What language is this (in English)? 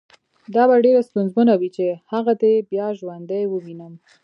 Pashto